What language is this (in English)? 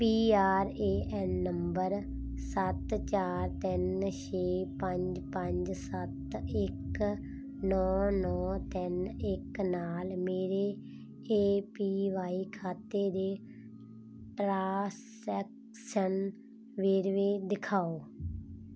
Punjabi